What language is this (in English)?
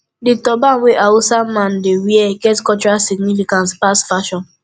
Nigerian Pidgin